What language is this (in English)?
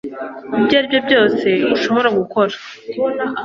Kinyarwanda